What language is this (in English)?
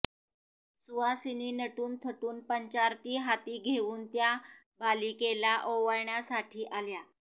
Marathi